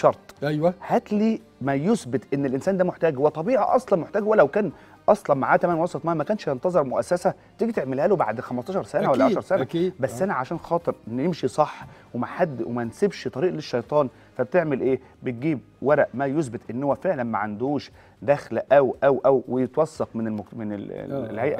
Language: Arabic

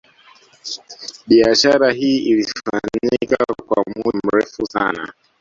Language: Swahili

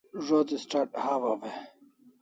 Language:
Kalasha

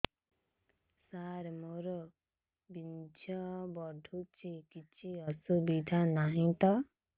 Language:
Odia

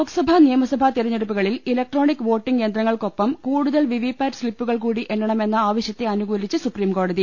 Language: Malayalam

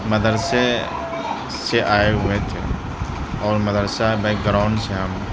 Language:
Urdu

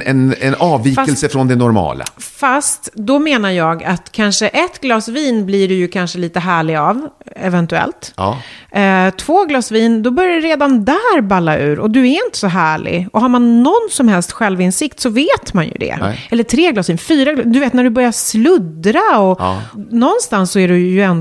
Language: Swedish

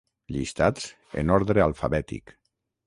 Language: Catalan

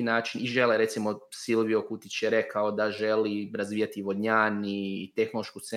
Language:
Croatian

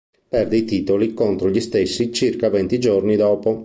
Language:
Italian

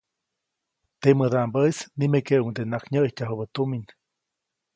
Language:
Copainalá Zoque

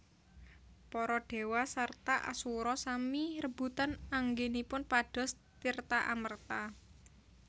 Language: Javanese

